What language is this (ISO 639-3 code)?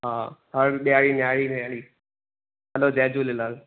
snd